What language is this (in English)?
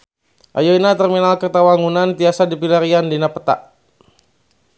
Sundanese